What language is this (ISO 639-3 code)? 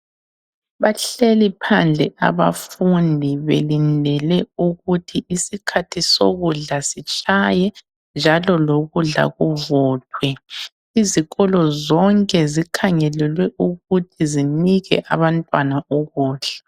nde